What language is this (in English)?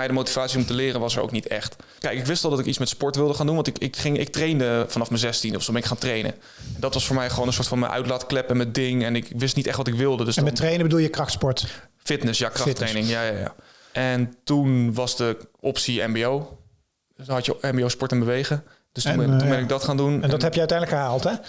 Dutch